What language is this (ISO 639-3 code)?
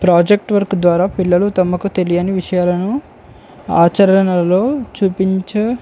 tel